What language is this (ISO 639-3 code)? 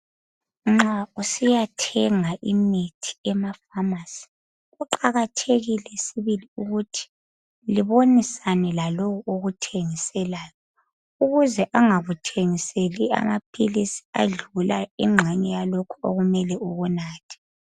nde